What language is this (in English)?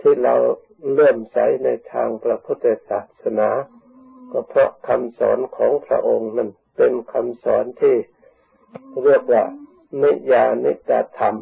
Thai